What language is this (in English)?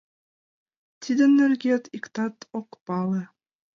Mari